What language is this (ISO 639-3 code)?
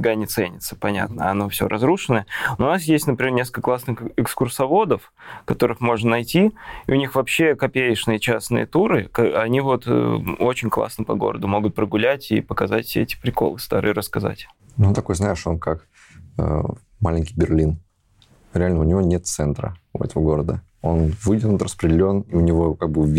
rus